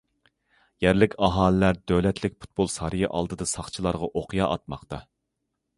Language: Uyghur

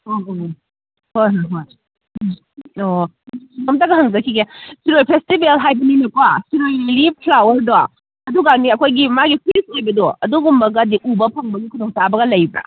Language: Manipuri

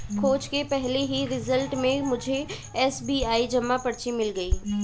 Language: Hindi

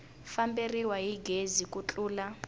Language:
Tsonga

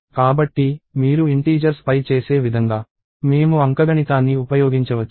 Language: Telugu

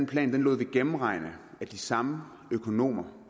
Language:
Danish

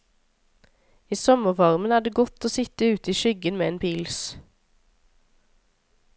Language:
Norwegian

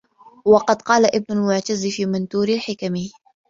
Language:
Arabic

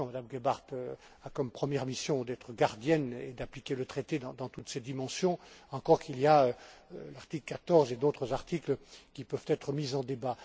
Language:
French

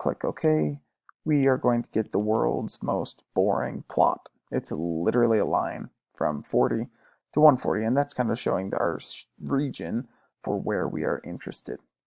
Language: English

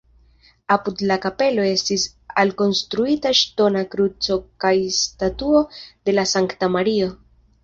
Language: Esperanto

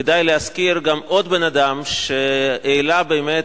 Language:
Hebrew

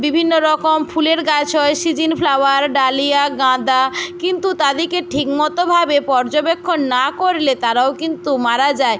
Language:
Bangla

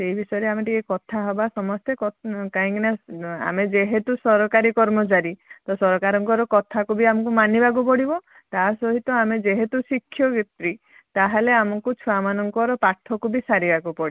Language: Odia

